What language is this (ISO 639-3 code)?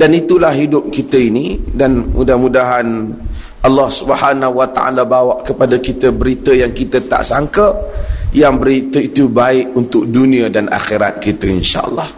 msa